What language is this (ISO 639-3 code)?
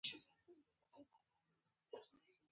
pus